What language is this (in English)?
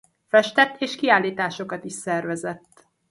Hungarian